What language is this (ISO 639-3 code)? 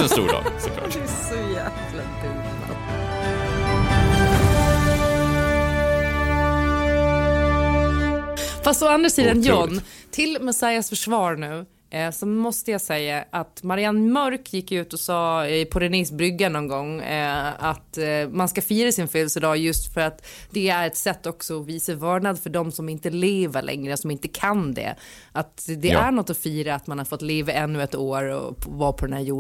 swe